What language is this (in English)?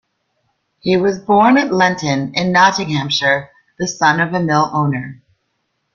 English